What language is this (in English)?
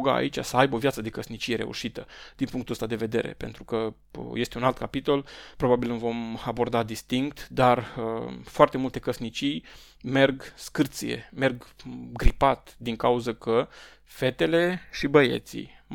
Romanian